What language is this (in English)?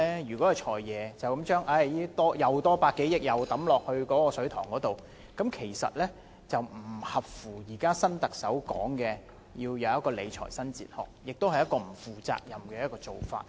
Cantonese